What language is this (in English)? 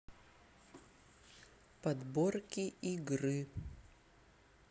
Russian